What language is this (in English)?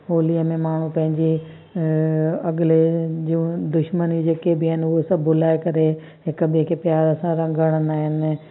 Sindhi